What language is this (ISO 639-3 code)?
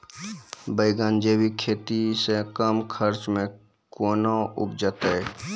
mai